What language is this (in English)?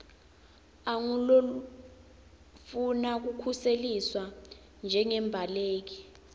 Swati